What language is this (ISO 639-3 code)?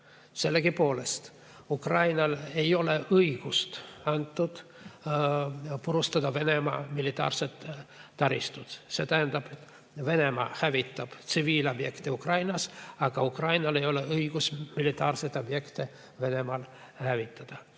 est